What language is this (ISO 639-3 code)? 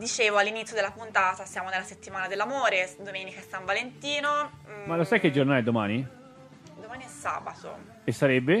ita